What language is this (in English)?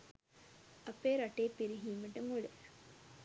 Sinhala